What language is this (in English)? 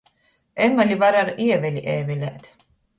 Latgalian